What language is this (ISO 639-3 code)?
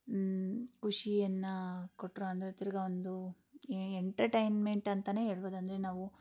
kan